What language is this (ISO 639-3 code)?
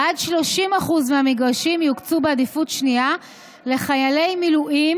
heb